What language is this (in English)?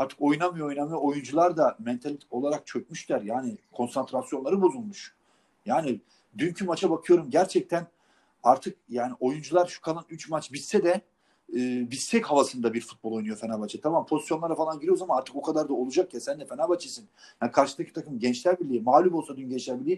Turkish